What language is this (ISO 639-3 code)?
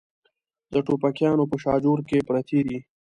pus